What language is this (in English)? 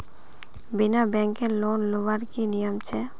Magahi